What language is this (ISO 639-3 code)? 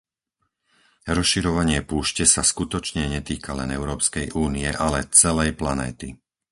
slk